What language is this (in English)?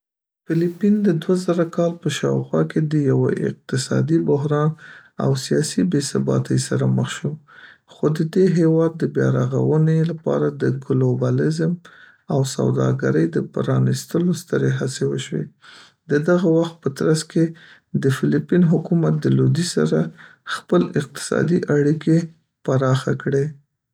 Pashto